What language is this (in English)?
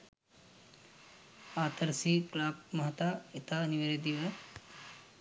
Sinhala